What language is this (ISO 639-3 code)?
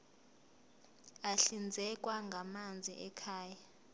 zul